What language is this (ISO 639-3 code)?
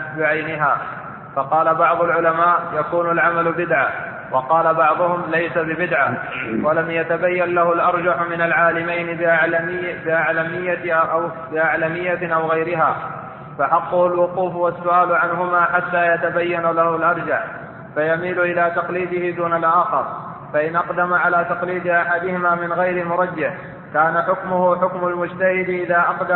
ara